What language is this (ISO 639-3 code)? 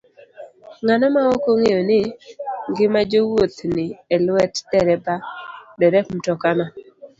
luo